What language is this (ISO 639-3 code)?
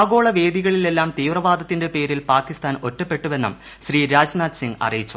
mal